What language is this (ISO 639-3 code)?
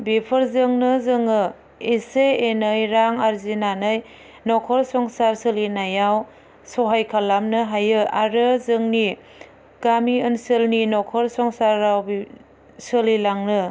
brx